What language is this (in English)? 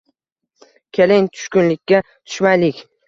Uzbek